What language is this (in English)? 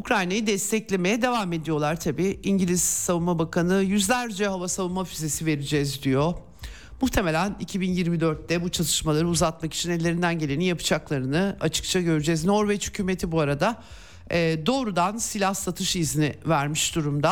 Turkish